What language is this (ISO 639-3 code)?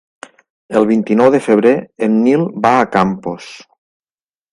cat